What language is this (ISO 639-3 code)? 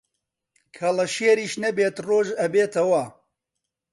ckb